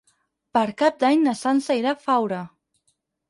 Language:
Catalan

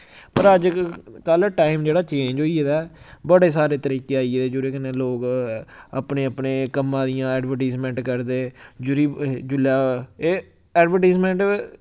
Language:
Dogri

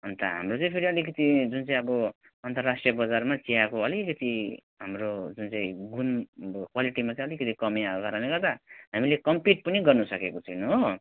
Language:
Nepali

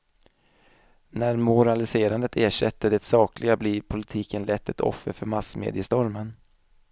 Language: Swedish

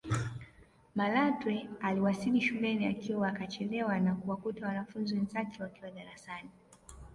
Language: Swahili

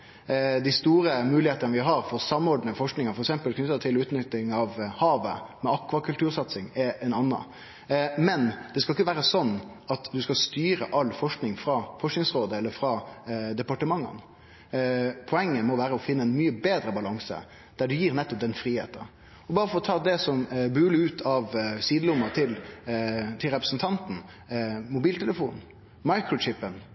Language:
Norwegian Nynorsk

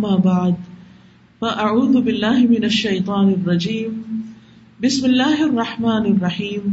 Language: Urdu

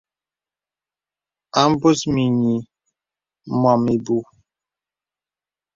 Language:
Bebele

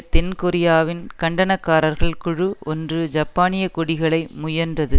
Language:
Tamil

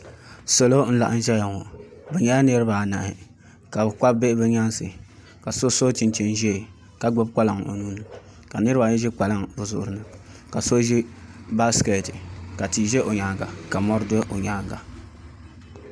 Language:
Dagbani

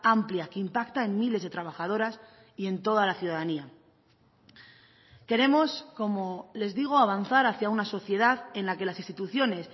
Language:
Spanish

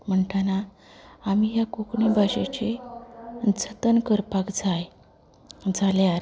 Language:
Konkani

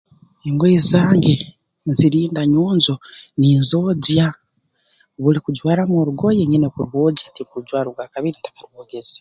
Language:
Tooro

